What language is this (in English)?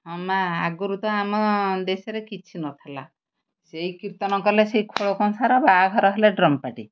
Odia